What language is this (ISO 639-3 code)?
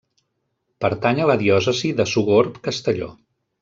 cat